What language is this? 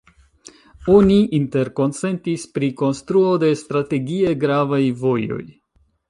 Esperanto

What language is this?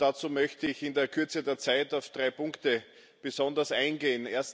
German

